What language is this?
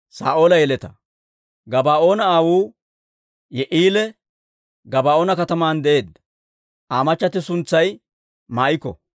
Dawro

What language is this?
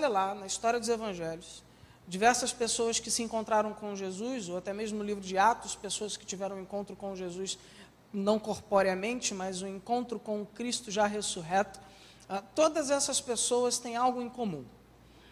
Portuguese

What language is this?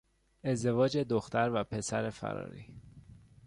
Persian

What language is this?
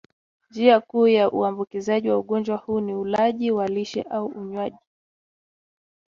Swahili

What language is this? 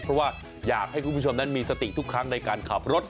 Thai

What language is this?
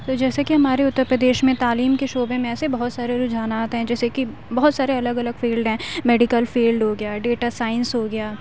Urdu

